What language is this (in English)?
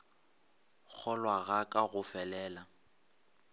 Northern Sotho